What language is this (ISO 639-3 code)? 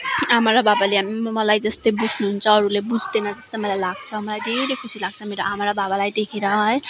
nep